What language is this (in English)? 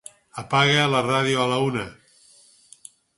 Catalan